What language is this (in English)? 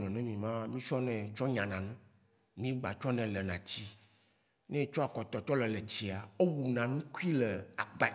Waci Gbe